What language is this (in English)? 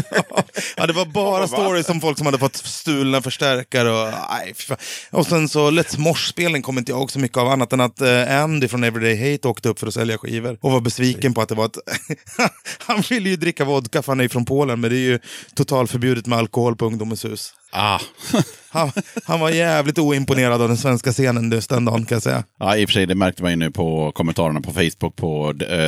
Swedish